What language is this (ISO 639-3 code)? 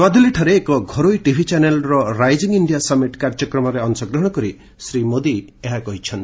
ori